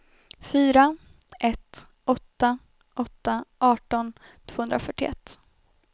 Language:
Swedish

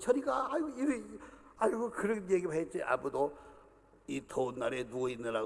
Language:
Korean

